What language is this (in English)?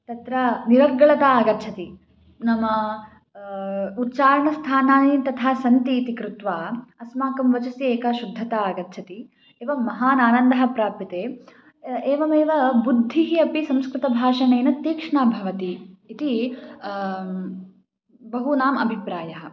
Sanskrit